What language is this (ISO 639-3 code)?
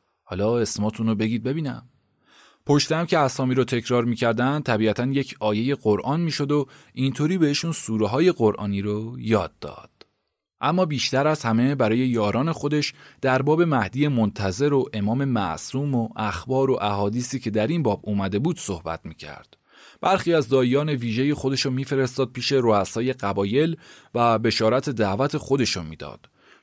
fas